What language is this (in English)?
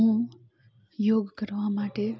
Gujarati